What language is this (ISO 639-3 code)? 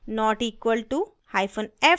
hin